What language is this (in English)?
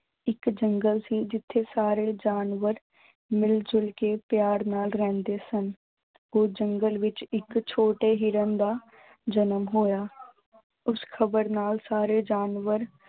Punjabi